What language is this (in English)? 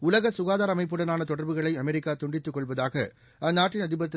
Tamil